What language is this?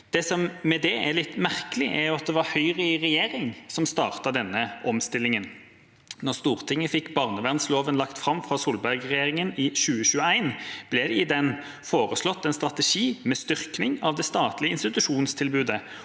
Norwegian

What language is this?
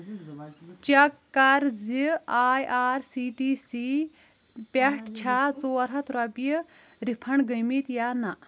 Kashmiri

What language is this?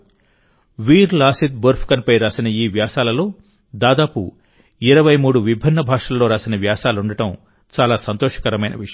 Telugu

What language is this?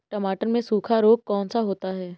Hindi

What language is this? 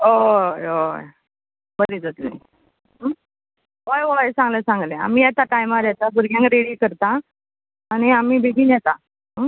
Konkani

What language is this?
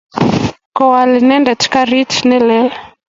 Kalenjin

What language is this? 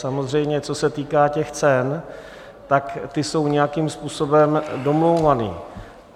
Czech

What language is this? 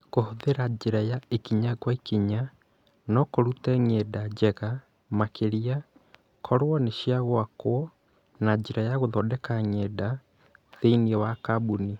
Kikuyu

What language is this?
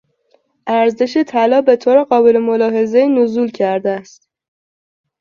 Persian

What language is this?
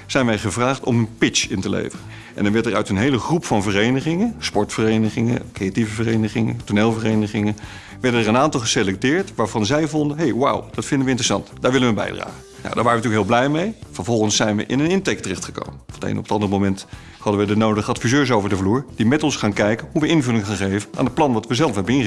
Dutch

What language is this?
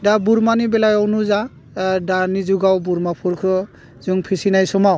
Bodo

